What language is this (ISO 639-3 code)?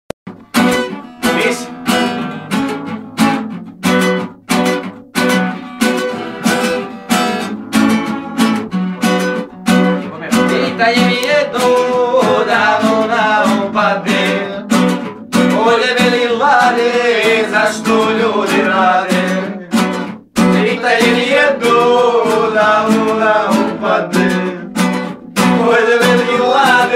ron